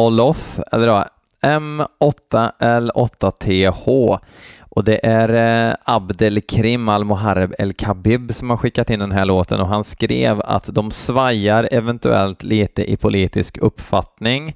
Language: Swedish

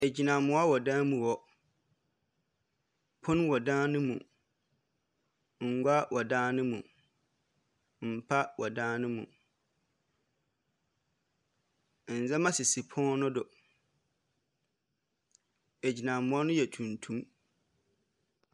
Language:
Akan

